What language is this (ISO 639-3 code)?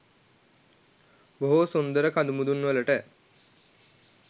sin